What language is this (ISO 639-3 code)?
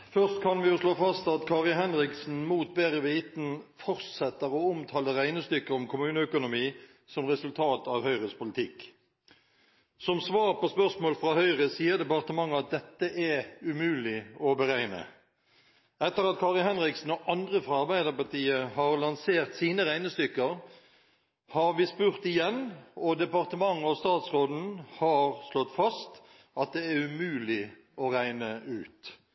nor